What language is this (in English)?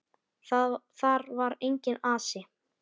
Icelandic